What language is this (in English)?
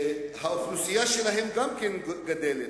Hebrew